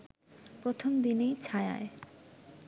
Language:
Bangla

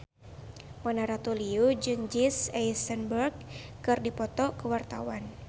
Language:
Sundanese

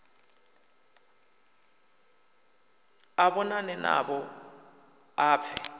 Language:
Venda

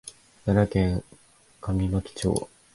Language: Japanese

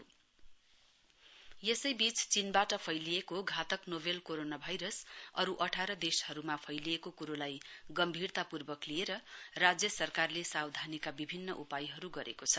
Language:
Nepali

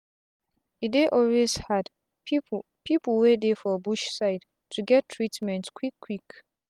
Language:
Nigerian Pidgin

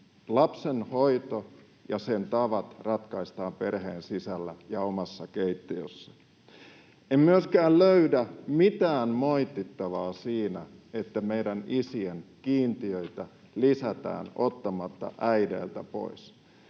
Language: Finnish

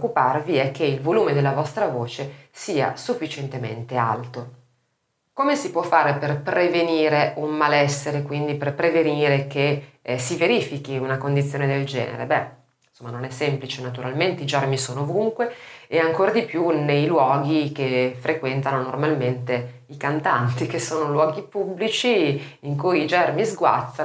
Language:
Italian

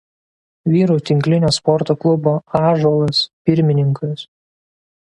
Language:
Lithuanian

